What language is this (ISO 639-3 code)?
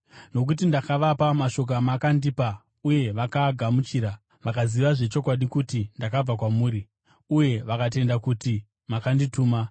sna